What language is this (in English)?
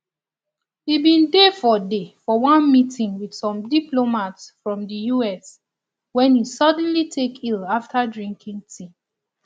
Nigerian Pidgin